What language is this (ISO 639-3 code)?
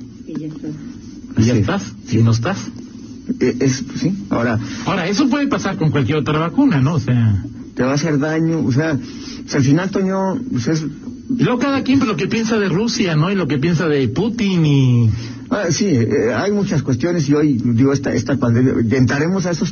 spa